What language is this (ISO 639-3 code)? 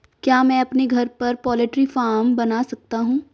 hin